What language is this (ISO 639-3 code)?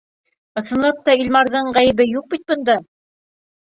bak